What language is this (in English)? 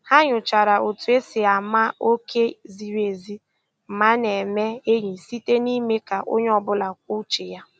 Igbo